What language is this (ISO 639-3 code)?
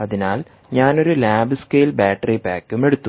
mal